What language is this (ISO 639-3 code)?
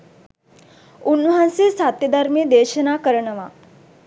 sin